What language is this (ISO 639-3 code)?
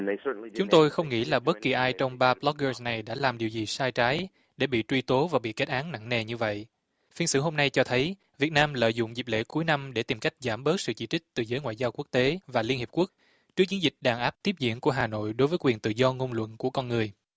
vie